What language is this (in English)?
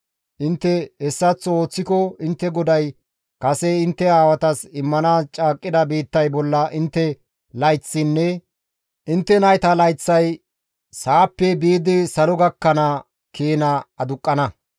Gamo